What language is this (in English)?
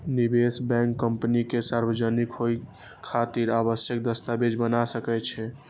Maithili